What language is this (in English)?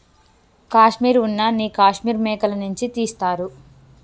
Telugu